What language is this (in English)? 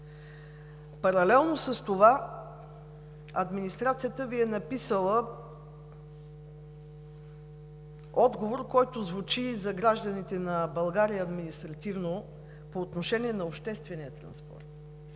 Bulgarian